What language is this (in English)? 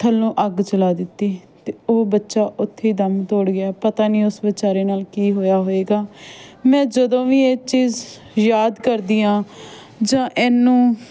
Punjabi